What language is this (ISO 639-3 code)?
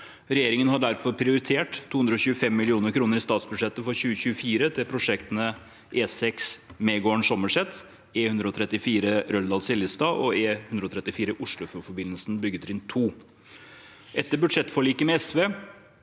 nor